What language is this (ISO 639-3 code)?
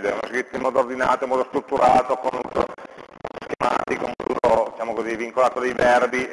ita